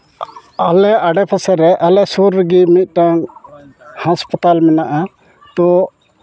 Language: Santali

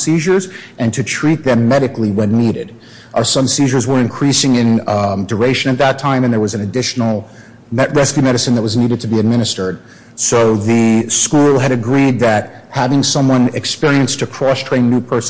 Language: English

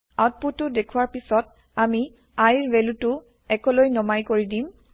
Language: Assamese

